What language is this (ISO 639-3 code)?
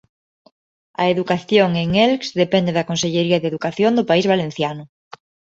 glg